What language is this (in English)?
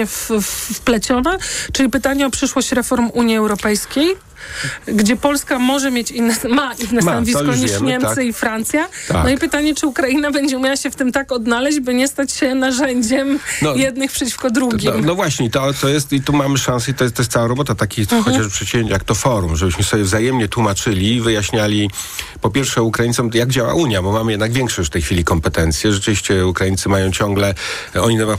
Polish